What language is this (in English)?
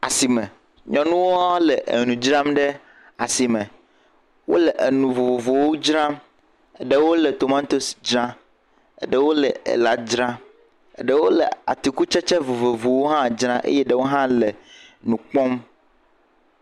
Ewe